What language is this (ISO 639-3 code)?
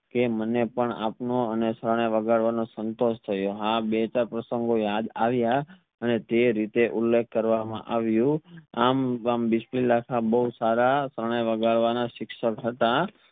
guj